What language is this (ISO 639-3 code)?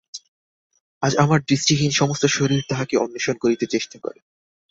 ben